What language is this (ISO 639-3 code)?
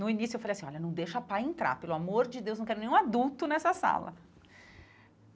por